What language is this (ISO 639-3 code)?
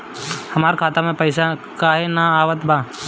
bho